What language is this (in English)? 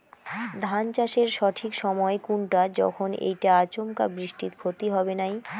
Bangla